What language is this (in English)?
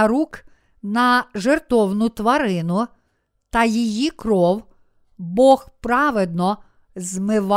Ukrainian